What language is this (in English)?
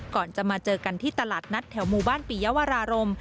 Thai